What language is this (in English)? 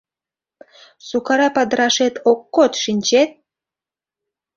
Mari